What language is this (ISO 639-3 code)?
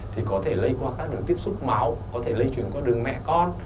vie